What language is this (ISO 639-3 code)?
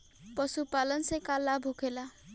bho